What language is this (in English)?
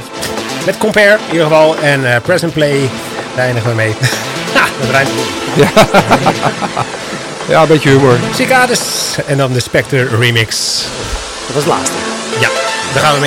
Dutch